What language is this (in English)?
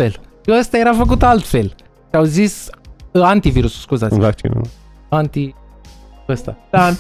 Romanian